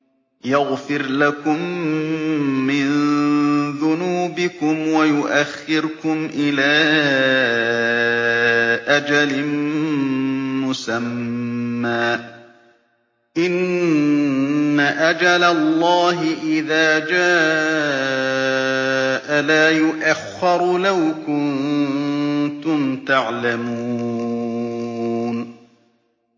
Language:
Arabic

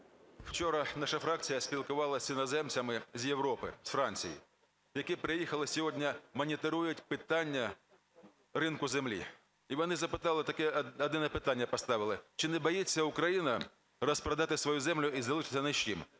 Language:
Ukrainian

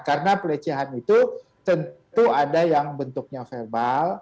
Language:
Indonesian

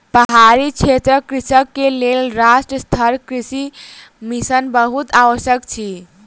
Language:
Maithili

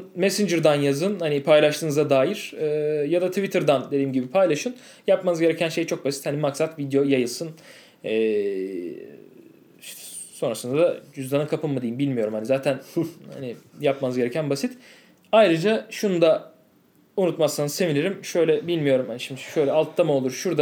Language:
Turkish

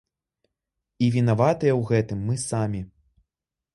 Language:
Belarusian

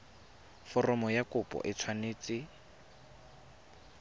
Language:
Tswana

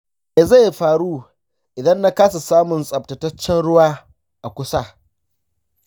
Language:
Hausa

